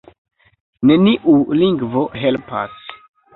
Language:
Esperanto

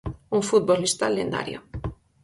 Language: Galician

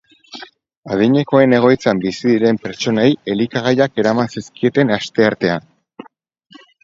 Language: Basque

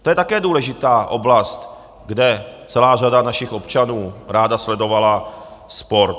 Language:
Czech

